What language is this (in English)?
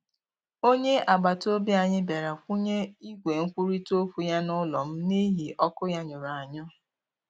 Igbo